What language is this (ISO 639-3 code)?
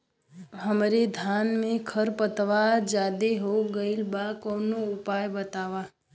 bho